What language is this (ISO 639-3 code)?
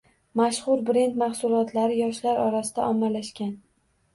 uzb